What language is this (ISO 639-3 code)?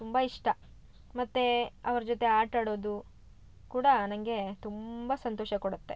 kan